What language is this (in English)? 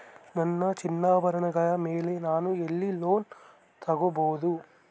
Kannada